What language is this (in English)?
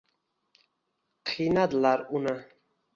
Uzbek